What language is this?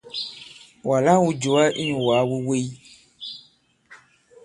Bankon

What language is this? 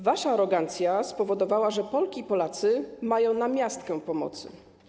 Polish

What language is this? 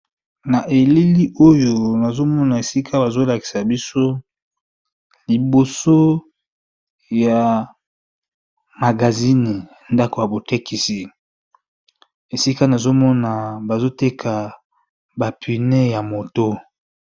Lingala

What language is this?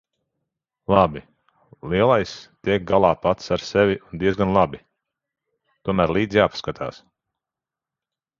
Latvian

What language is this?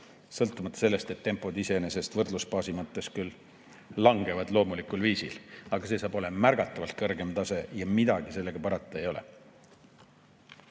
Estonian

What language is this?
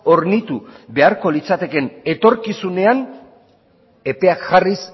Basque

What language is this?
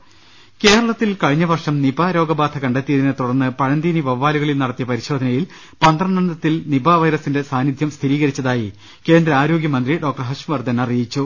Malayalam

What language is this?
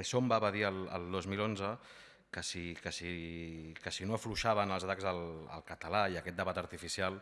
Catalan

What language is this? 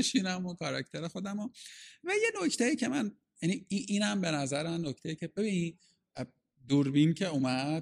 Persian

